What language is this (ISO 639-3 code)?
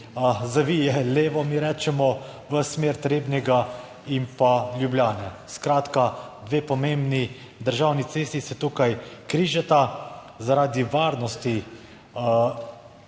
slv